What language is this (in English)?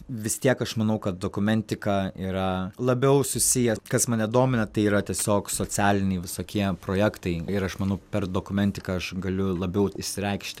Lithuanian